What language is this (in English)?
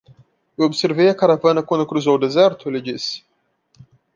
Portuguese